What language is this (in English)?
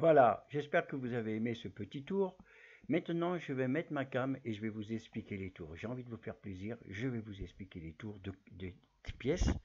French